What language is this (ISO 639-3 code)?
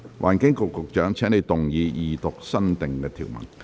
yue